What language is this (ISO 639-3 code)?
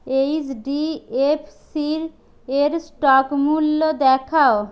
ben